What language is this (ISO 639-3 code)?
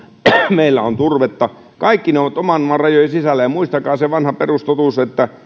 fin